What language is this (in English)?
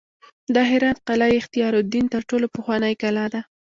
Pashto